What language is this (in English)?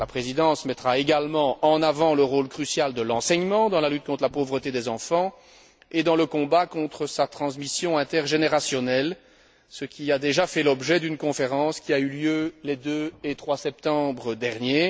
French